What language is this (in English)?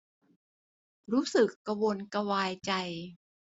Thai